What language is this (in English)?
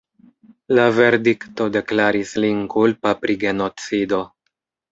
Esperanto